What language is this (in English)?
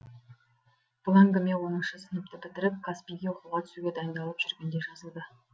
Kazakh